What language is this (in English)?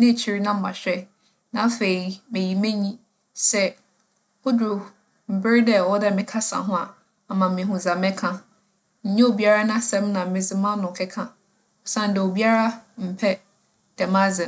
Akan